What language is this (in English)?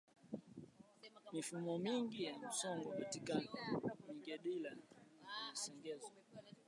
Swahili